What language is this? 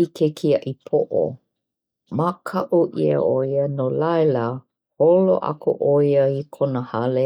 Hawaiian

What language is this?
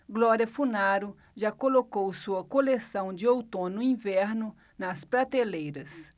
Portuguese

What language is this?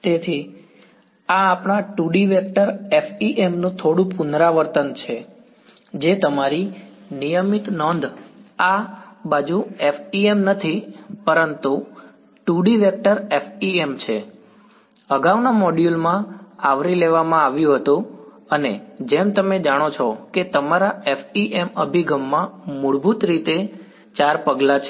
Gujarati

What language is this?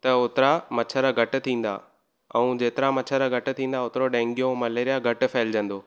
Sindhi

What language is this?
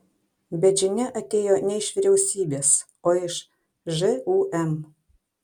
Lithuanian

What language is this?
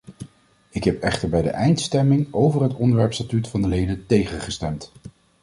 Dutch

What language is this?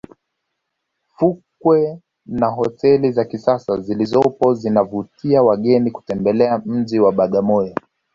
Swahili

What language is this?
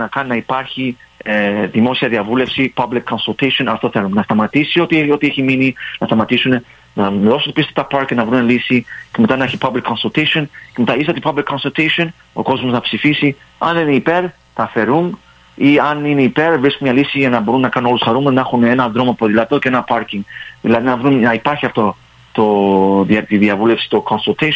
Greek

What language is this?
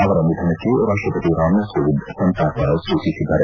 Kannada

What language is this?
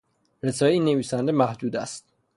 Persian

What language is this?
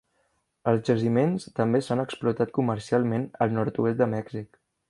Catalan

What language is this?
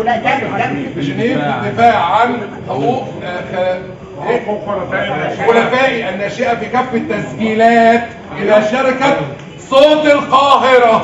Arabic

